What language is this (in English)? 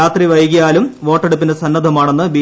Malayalam